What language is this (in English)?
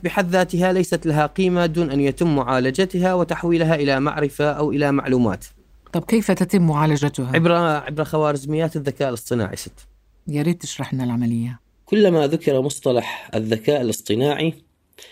Arabic